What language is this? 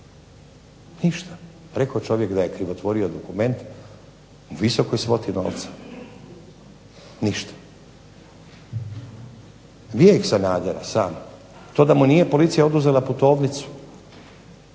Croatian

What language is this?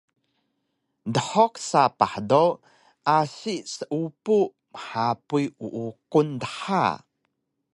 Taroko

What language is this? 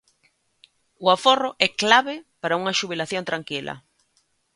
Galician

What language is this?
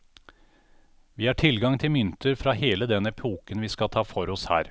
Norwegian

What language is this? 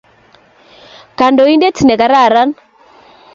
Kalenjin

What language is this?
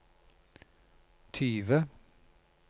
Norwegian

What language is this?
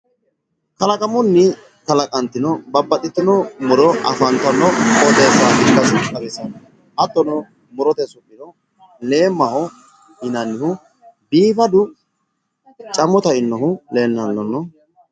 Sidamo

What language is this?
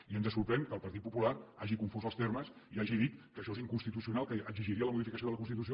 Catalan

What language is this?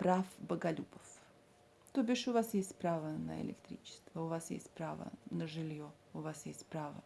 Russian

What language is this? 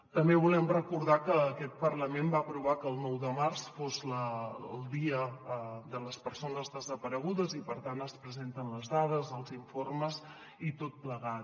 Catalan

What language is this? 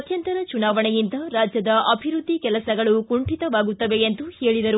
Kannada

